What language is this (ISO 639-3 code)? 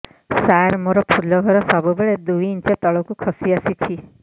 ori